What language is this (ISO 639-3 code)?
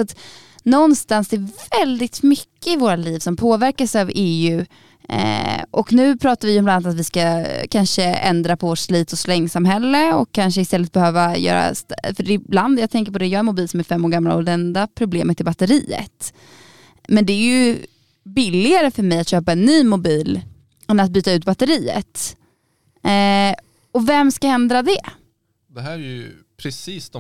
swe